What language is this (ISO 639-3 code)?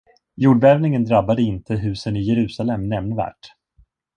swe